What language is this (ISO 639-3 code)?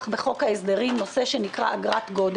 heb